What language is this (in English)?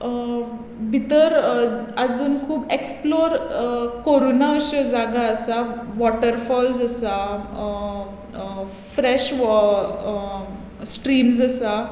Konkani